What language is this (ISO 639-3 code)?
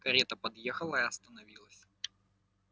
rus